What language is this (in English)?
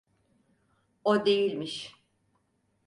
Turkish